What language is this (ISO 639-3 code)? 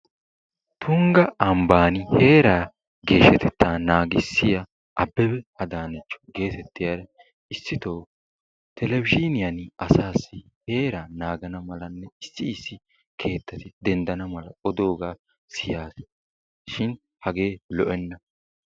wal